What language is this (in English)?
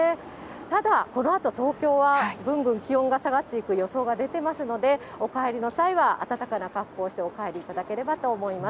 Japanese